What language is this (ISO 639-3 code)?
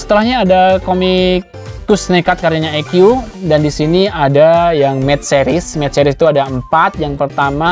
ind